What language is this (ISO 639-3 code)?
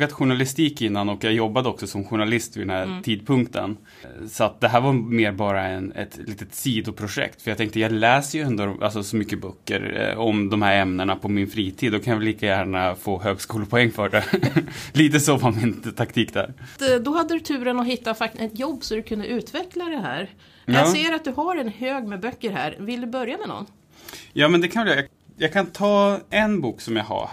swe